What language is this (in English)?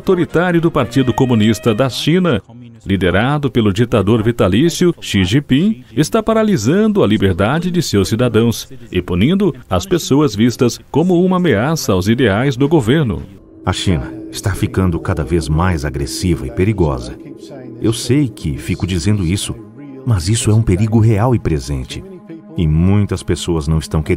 Portuguese